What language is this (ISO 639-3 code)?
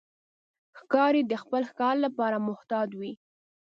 pus